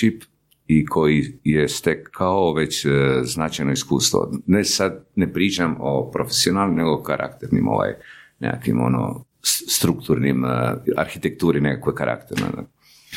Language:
Croatian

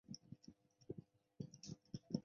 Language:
Chinese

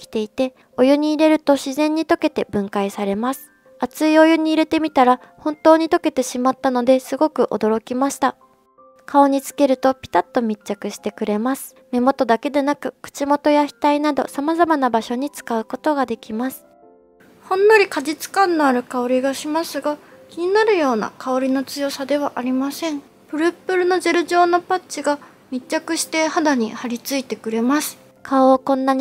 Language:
Japanese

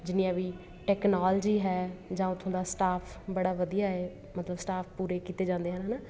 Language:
Punjabi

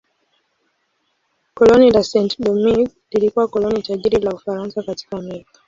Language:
Swahili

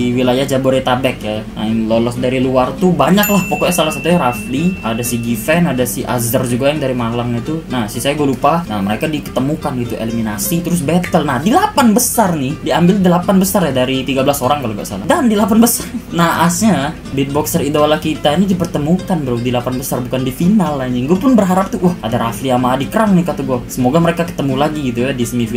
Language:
Indonesian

